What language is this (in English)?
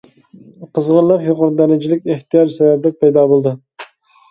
Uyghur